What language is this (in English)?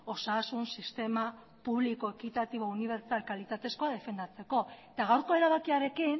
Basque